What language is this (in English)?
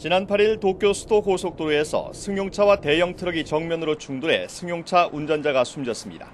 Korean